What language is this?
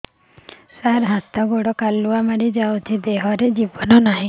Odia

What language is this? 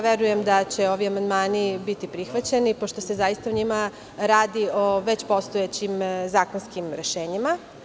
Serbian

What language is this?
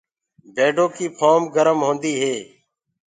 Gurgula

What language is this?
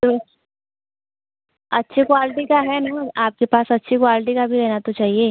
Hindi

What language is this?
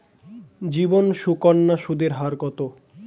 Bangla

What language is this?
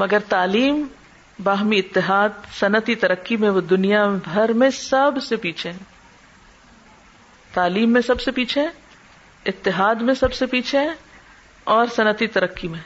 Urdu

